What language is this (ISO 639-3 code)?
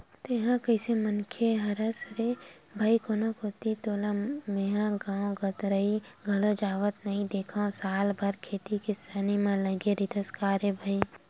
hne